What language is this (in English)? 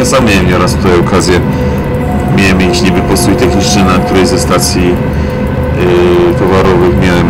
Polish